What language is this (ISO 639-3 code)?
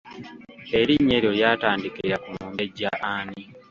lug